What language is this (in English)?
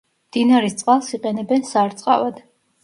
Georgian